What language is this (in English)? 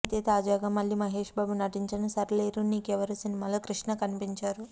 Telugu